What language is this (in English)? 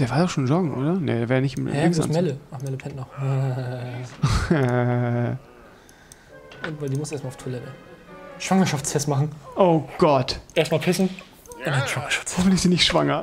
German